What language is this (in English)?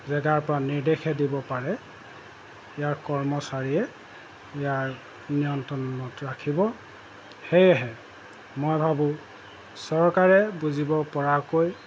Assamese